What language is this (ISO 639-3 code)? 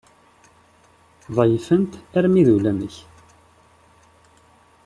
kab